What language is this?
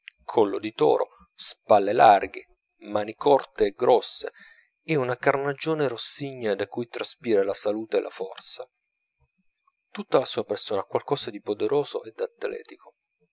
Italian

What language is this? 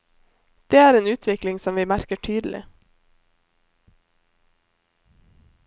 Norwegian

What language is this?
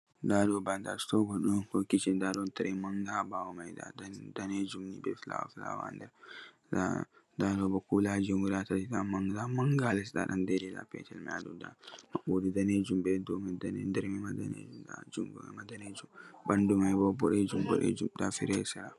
Fula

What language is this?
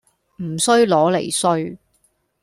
Cantonese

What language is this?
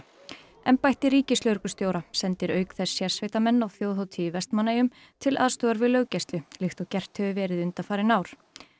Icelandic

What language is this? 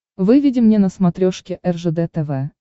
Russian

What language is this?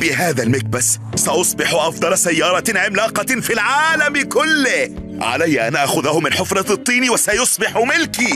Arabic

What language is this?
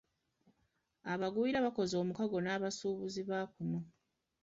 Ganda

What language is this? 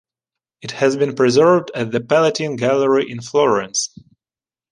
English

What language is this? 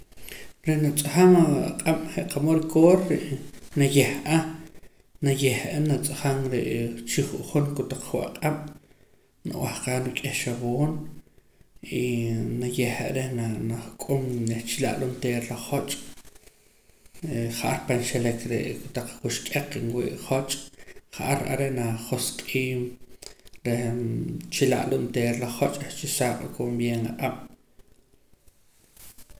Poqomam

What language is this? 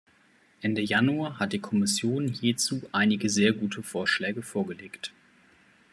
German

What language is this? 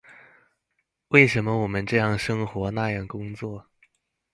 Chinese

